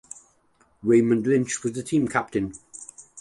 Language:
English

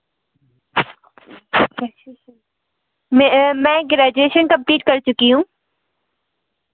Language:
Hindi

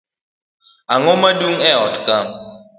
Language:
Luo (Kenya and Tanzania)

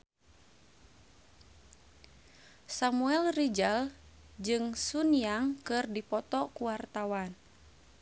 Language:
Sundanese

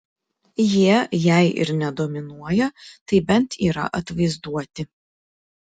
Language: Lithuanian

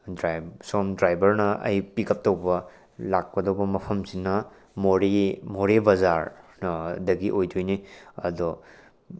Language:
Manipuri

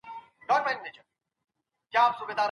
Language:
Pashto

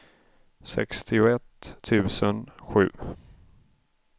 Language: Swedish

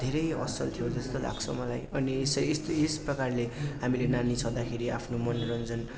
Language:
Nepali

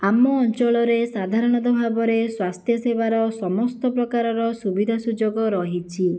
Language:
Odia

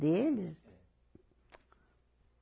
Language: Portuguese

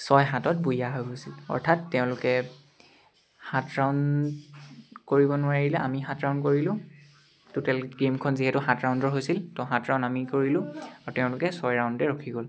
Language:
Assamese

